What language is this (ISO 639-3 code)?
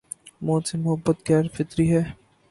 urd